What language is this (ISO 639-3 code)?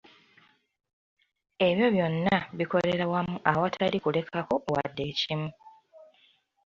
lug